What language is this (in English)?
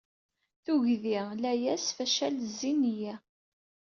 Kabyle